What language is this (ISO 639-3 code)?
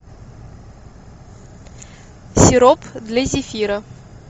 rus